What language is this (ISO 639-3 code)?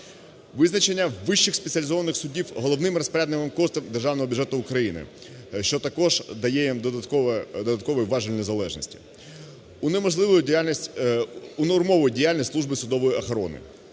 ukr